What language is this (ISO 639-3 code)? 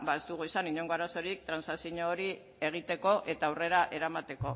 eus